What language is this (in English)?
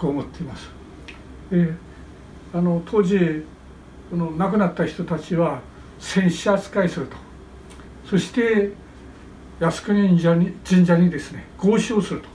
Japanese